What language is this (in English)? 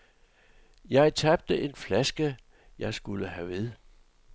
Danish